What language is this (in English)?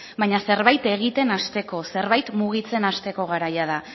Basque